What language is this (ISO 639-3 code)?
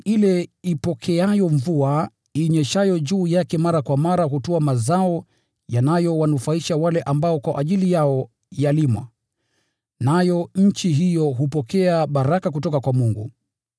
swa